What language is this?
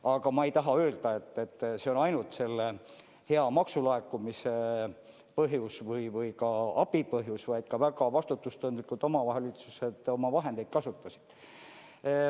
Estonian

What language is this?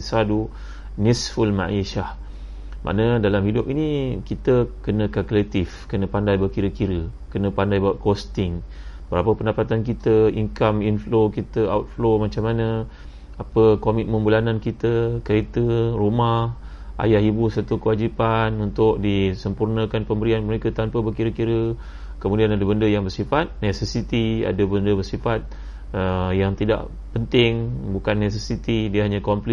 Malay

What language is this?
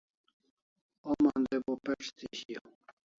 Kalasha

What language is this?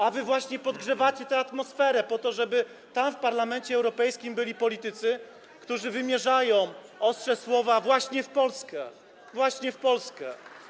Polish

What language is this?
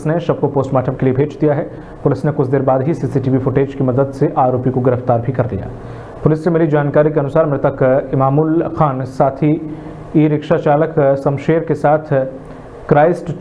Hindi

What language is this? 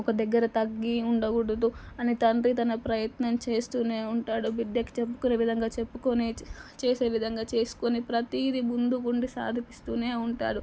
Telugu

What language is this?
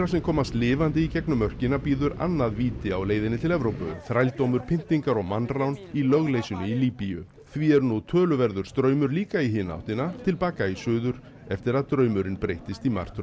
Icelandic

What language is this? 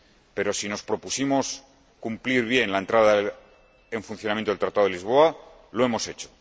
Spanish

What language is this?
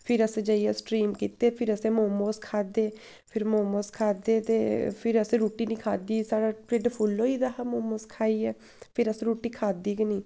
Dogri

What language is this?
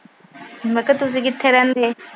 Punjabi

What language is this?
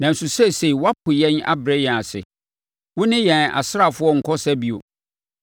Akan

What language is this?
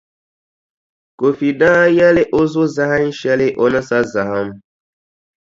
Dagbani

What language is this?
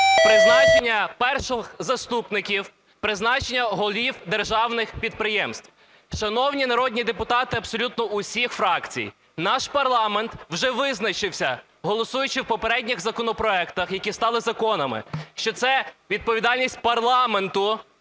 Ukrainian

